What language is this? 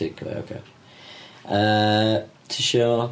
Welsh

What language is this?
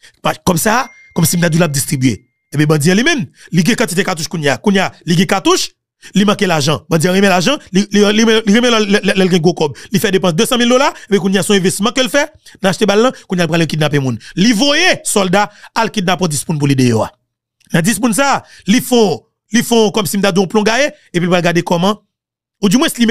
French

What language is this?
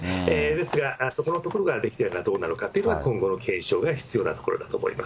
Japanese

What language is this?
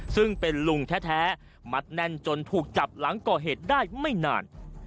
Thai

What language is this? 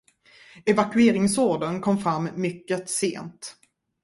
Swedish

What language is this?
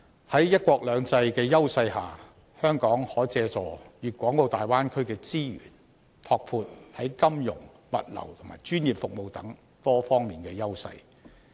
Cantonese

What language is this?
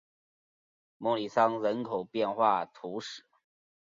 Chinese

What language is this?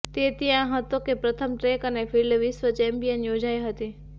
Gujarati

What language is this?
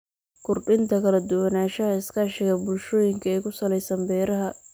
Somali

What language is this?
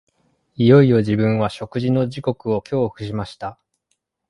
Japanese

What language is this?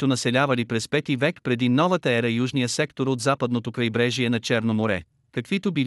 Bulgarian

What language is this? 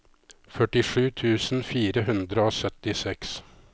Norwegian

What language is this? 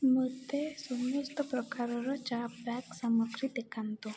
Odia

